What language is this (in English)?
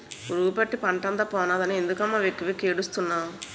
Telugu